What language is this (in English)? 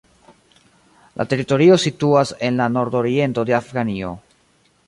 Esperanto